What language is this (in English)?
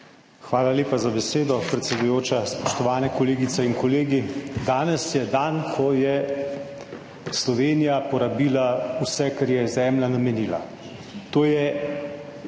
Slovenian